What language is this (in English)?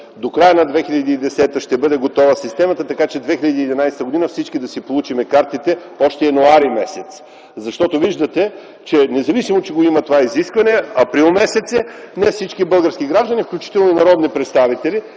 Bulgarian